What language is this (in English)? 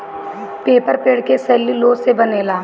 Bhojpuri